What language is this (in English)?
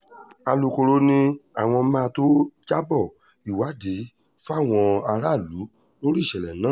Yoruba